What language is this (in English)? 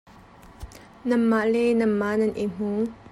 Hakha Chin